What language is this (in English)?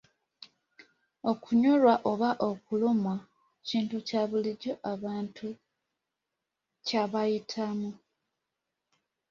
Ganda